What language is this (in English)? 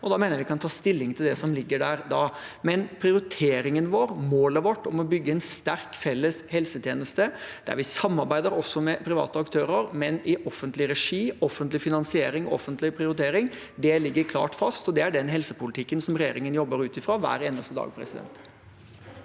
Norwegian